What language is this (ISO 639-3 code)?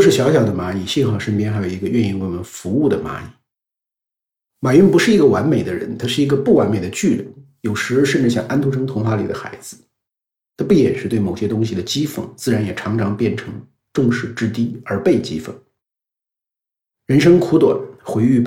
zho